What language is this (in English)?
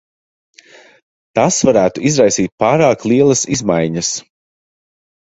Latvian